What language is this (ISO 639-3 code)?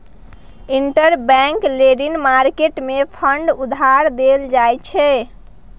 mai